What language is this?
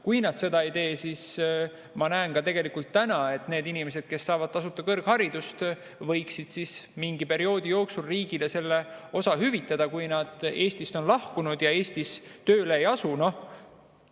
Estonian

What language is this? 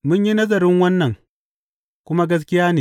Hausa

